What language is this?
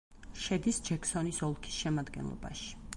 Georgian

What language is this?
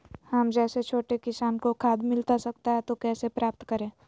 Magahi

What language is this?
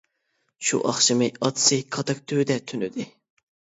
Uyghur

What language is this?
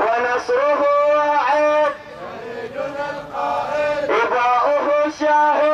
Arabic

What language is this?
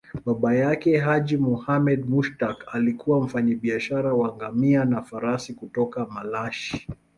Swahili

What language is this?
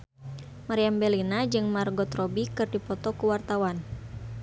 Sundanese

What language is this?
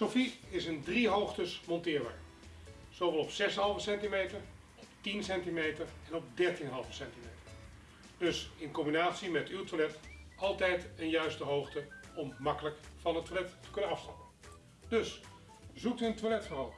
Dutch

